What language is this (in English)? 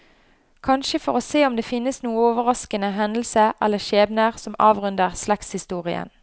Norwegian